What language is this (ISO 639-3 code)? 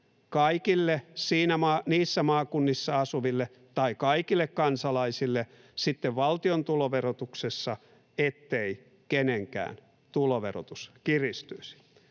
fin